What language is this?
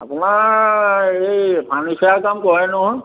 Assamese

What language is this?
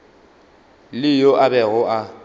Northern Sotho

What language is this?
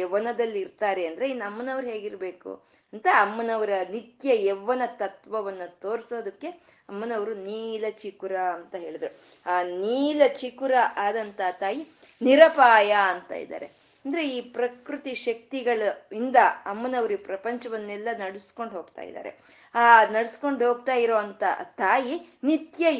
Kannada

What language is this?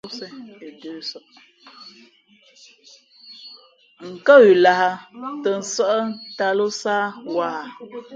Fe'fe'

